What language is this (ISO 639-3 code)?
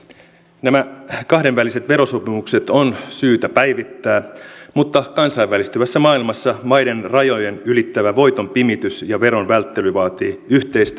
fin